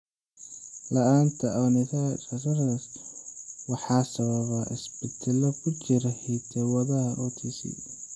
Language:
Somali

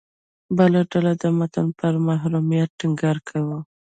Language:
Pashto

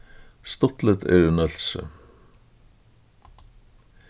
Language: Faroese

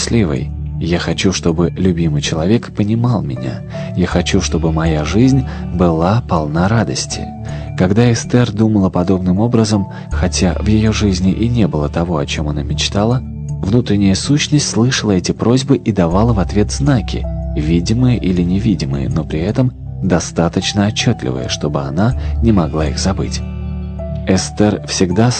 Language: Russian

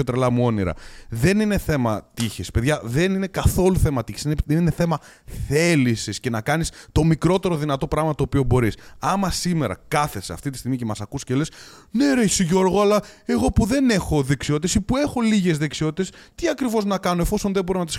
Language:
Greek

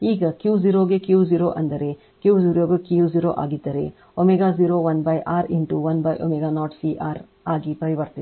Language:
Kannada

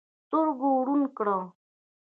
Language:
Pashto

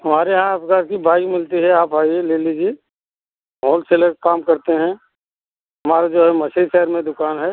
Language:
Hindi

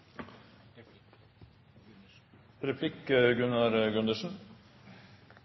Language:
Norwegian Bokmål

